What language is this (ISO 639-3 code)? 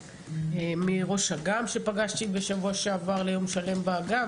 heb